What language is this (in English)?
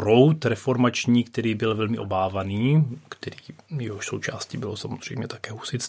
Czech